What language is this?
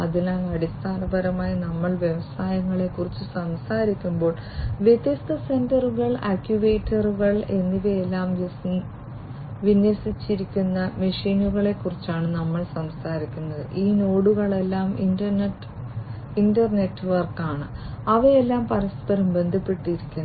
Malayalam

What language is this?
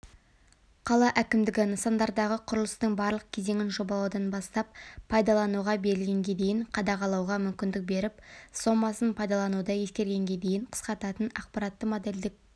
Kazakh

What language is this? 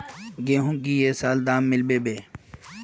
Magahi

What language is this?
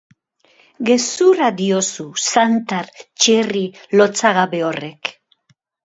Basque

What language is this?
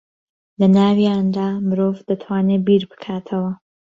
Central Kurdish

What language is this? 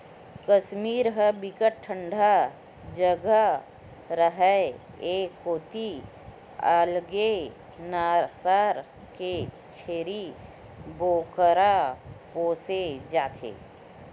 Chhattisgarhi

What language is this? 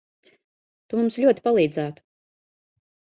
Latvian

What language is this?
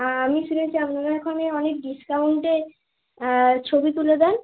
Bangla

